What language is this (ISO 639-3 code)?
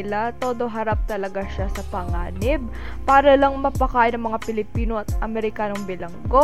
fil